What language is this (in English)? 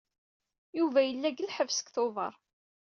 Kabyle